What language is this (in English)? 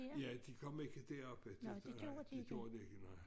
Danish